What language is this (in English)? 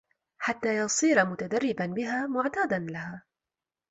Arabic